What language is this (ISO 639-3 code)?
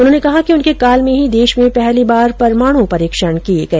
hin